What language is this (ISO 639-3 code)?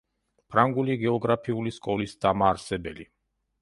kat